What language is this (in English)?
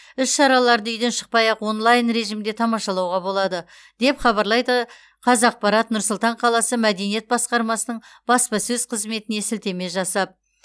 Kazakh